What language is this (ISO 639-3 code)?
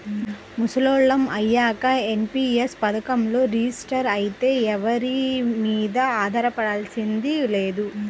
tel